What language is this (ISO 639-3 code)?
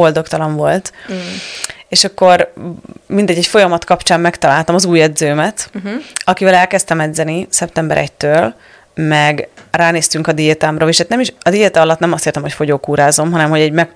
hun